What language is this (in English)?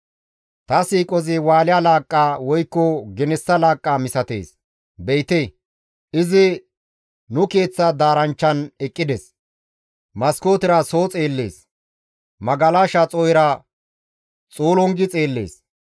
Gamo